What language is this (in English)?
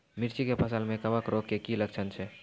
Maithili